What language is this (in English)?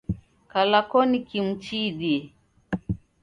Taita